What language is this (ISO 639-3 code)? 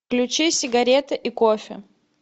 rus